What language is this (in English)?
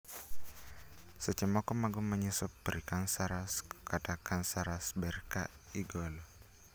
Luo (Kenya and Tanzania)